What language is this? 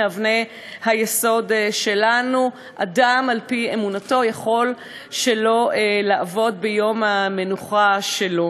Hebrew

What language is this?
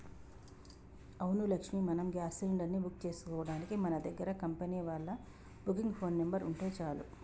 Telugu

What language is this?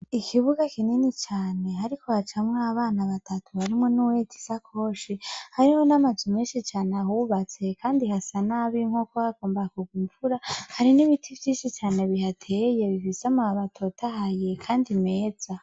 Rundi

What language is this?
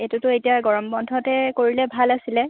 Assamese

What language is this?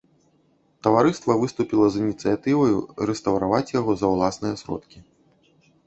Belarusian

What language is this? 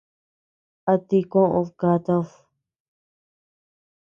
Tepeuxila Cuicatec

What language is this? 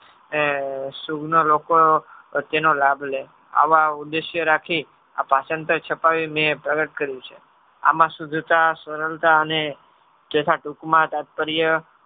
Gujarati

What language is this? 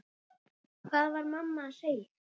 Icelandic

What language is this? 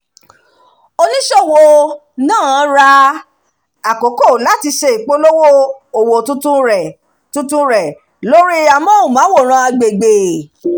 Yoruba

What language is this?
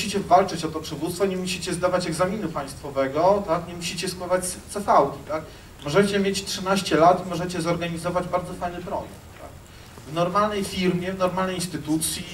Polish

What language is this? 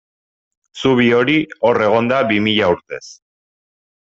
Basque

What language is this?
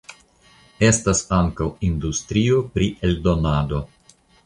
Esperanto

